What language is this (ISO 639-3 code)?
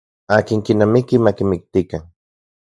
ncx